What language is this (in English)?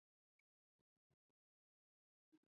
Chinese